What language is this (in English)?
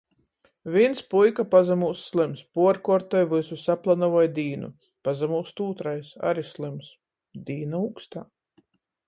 Latgalian